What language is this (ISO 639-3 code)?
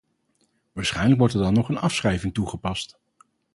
nld